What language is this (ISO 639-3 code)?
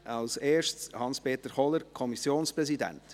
gsw